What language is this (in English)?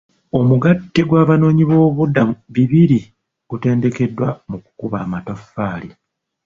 Ganda